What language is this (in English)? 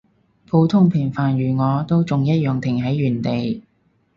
Cantonese